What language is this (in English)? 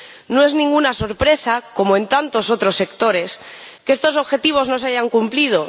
Spanish